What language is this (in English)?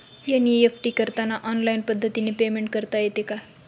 Marathi